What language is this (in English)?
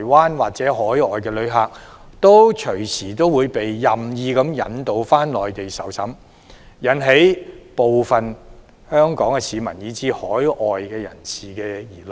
Cantonese